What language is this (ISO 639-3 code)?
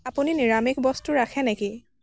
asm